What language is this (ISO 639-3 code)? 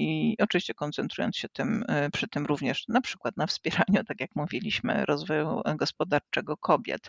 pol